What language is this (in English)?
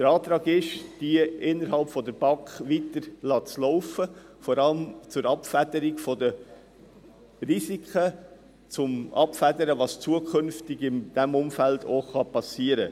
Swiss German